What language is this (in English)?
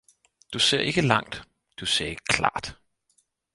Danish